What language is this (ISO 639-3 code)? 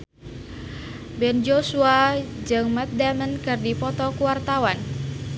sun